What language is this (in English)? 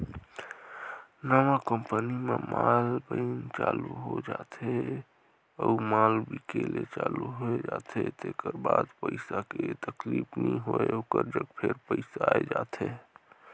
Chhattisgarhi